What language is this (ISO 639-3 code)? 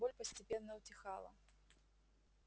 rus